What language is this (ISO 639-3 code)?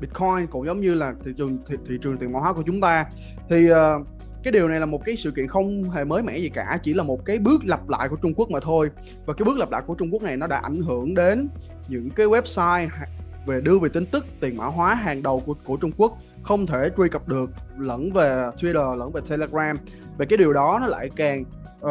vie